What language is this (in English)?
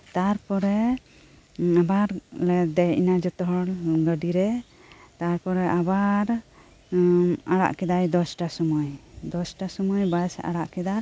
Santali